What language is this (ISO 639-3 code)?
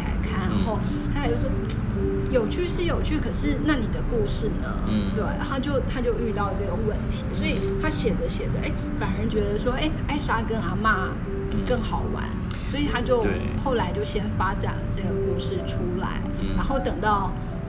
zho